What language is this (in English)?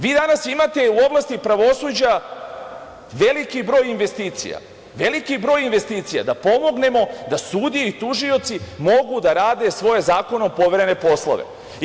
Serbian